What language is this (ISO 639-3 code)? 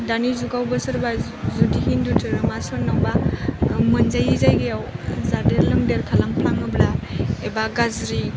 brx